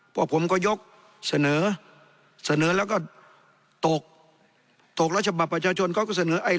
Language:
Thai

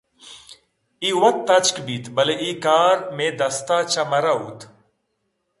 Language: Eastern Balochi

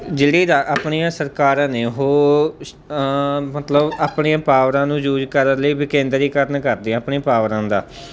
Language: Punjabi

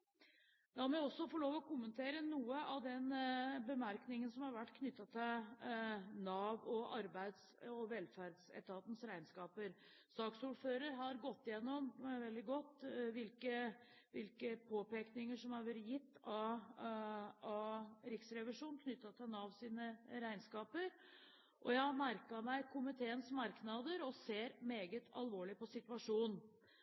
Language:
Norwegian Bokmål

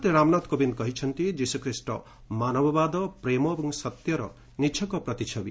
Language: Odia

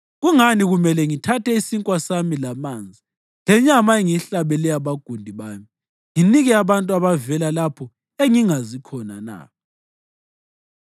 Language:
North Ndebele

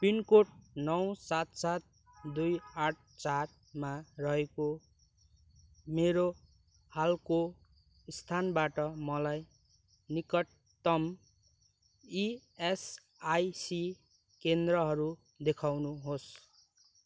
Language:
Nepali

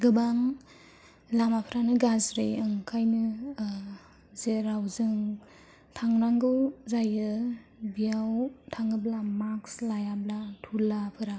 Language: Bodo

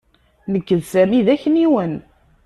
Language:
Kabyle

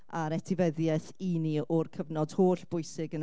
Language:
Welsh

